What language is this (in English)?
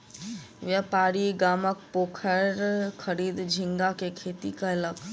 Maithili